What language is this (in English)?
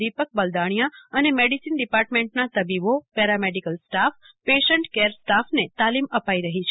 Gujarati